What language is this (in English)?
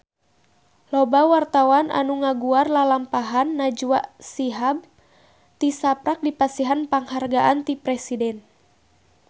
Sundanese